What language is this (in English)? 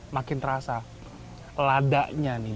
Indonesian